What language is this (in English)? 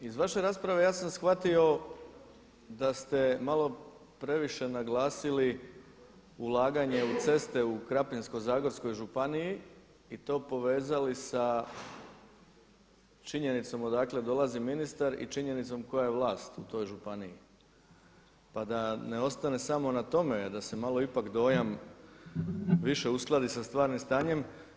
Croatian